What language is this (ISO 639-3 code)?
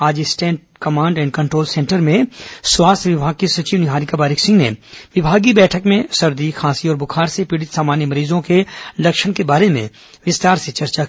hin